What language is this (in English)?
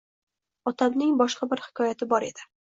Uzbek